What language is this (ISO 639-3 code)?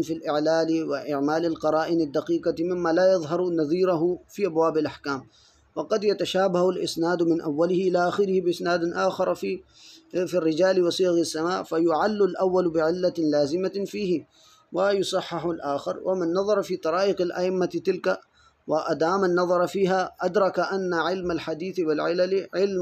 ara